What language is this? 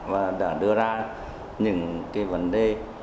Vietnamese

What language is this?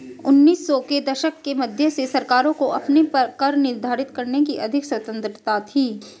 Hindi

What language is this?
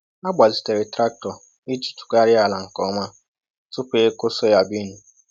Igbo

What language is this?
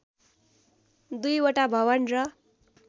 Nepali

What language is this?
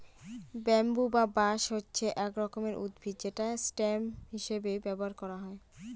Bangla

